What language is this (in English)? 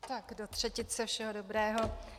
Czech